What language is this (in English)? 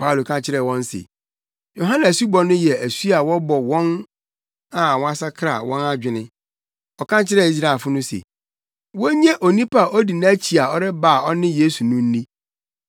Akan